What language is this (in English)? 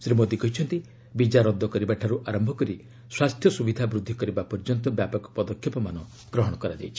Odia